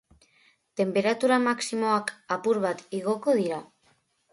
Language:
Basque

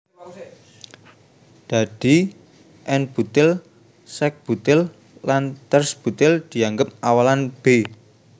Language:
Javanese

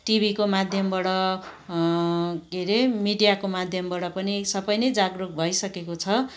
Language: Nepali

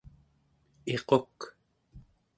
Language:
Central Yupik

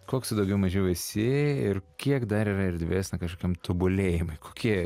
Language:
Lithuanian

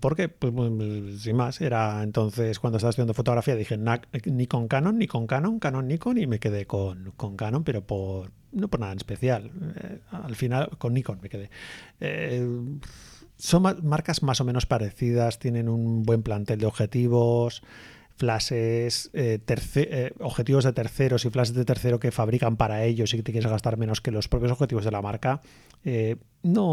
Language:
Spanish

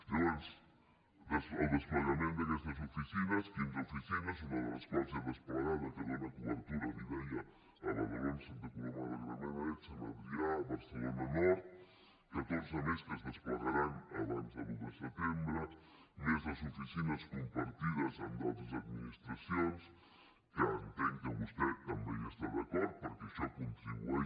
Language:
Catalan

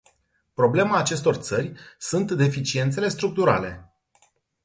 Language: Romanian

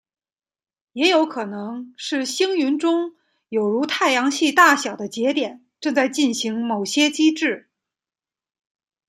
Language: Chinese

